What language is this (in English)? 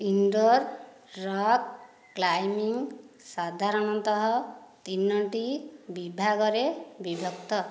Odia